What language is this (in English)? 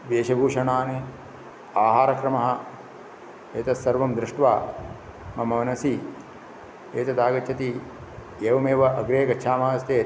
Sanskrit